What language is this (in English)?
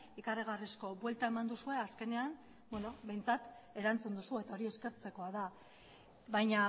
Basque